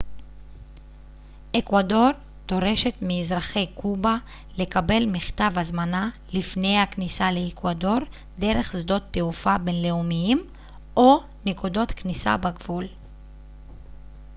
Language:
Hebrew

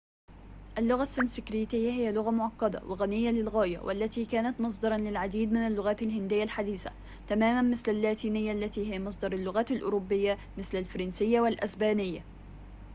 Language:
Arabic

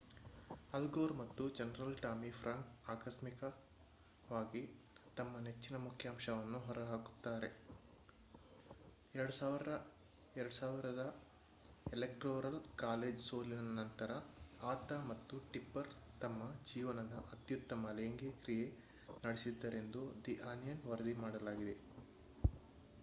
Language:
Kannada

